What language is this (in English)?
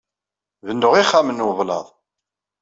Kabyle